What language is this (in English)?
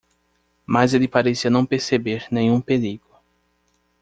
Portuguese